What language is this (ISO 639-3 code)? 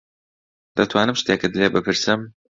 ckb